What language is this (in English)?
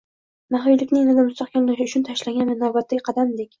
Uzbek